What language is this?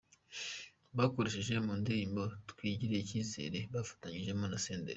Kinyarwanda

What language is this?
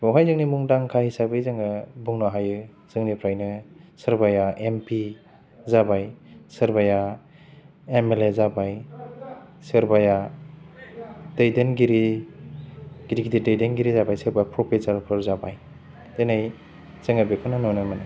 Bodo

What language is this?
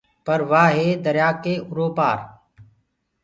Gurgula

